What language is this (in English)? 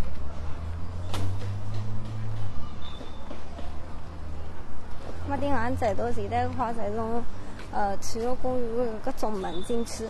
Chinese